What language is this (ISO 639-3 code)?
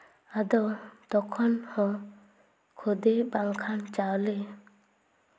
sat